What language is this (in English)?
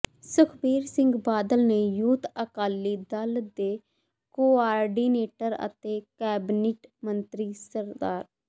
Punjabi